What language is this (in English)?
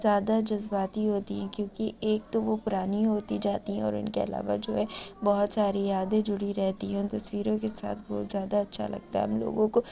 Urdu